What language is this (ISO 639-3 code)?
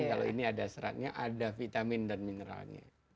ind